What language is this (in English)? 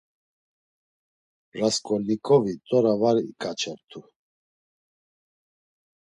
Laz